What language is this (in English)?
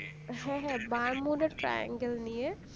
Bangla